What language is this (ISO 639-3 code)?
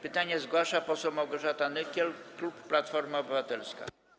pol